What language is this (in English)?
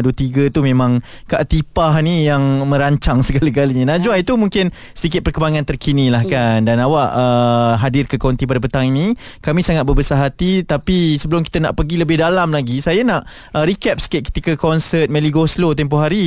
Malay